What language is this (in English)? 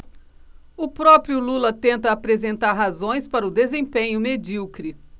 Portuguese